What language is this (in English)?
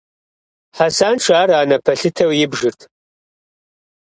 Kabardian